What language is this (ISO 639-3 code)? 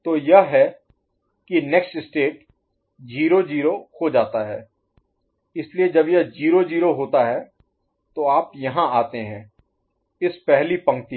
hin